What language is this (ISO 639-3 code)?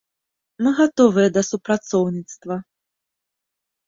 bel